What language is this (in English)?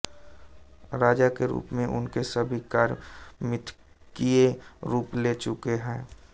Hindi